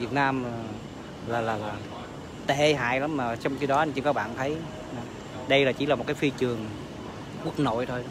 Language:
Vietnamese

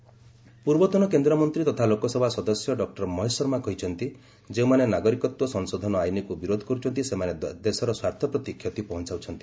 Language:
Odia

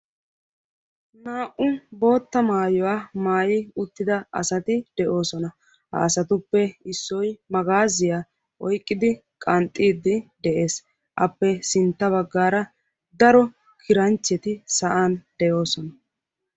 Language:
Wolaytta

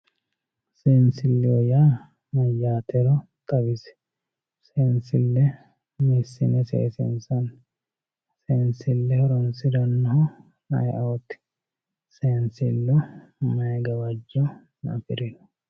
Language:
Sidamo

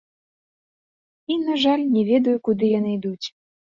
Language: Belarusian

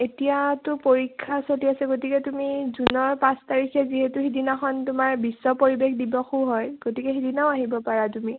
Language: Assamese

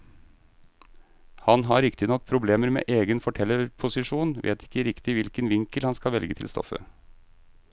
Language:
Norwegian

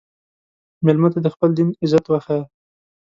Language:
Pashto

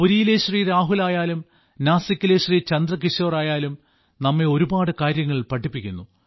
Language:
Malayalam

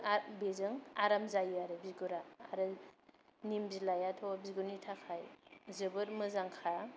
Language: Bodo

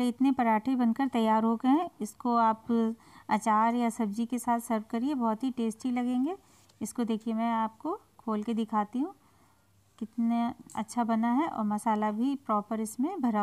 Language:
Hindi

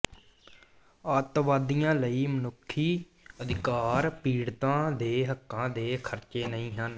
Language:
Punjabi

